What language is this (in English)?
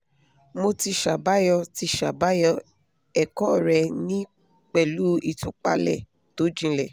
Yoruba